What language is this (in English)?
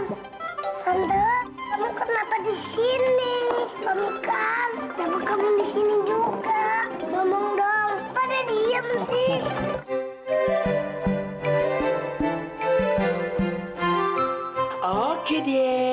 Indonesian